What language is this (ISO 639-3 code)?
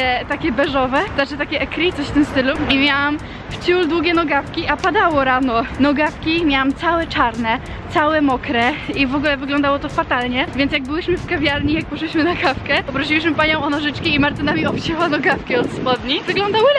pol